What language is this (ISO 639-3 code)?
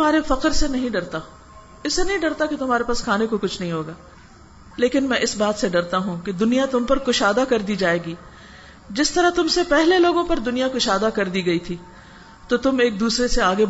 urd